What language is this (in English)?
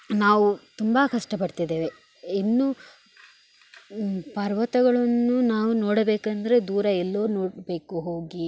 Kannada